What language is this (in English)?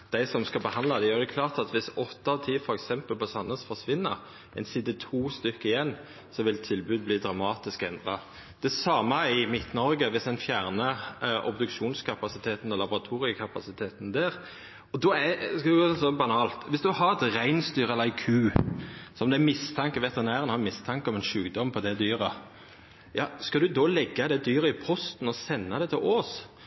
Norwegian Nynorsk